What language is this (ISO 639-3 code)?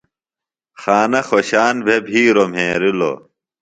phl